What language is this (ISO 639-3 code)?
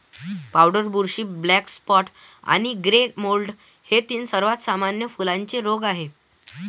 mar